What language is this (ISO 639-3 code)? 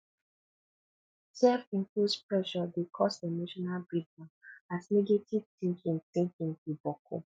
pcm